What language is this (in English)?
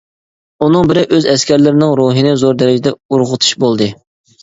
Uyghur